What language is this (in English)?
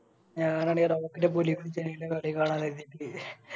Malayalam